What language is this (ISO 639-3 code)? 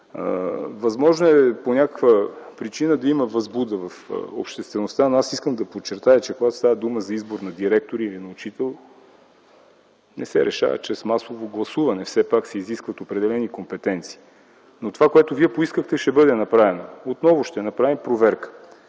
bul